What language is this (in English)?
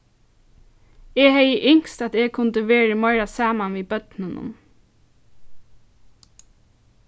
Faroese